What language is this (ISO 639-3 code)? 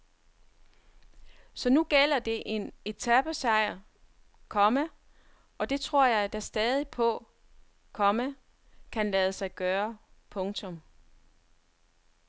dan